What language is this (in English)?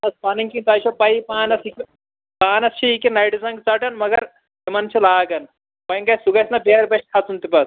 Kashmiri